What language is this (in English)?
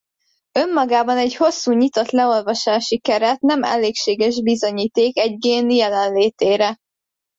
Hungarian